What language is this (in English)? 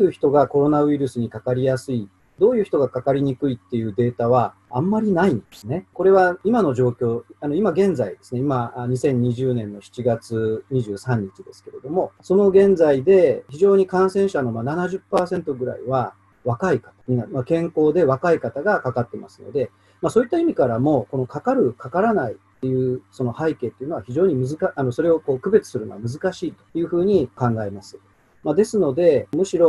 Japanese